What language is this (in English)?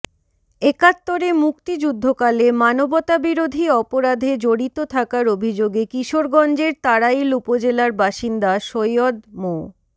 Bangla